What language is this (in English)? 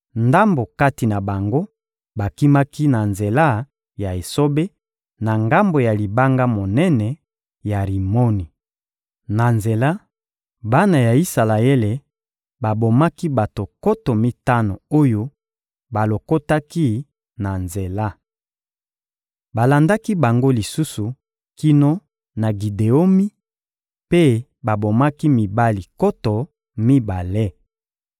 Lingala